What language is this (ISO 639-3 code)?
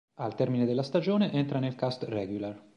ita